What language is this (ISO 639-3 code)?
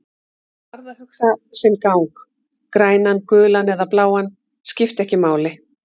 isl